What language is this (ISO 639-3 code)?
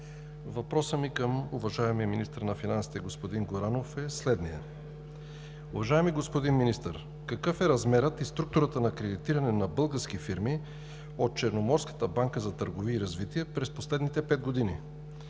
bul